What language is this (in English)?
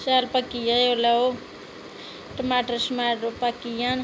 Dogri